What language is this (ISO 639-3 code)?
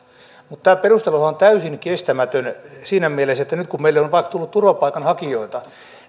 fin